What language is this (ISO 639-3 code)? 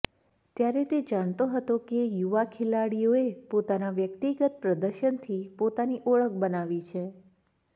guj